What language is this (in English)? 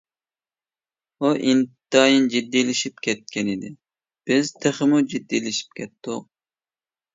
Uyghur